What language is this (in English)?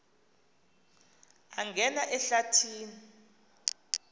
Xhosa